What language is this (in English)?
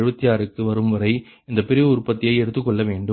Tamil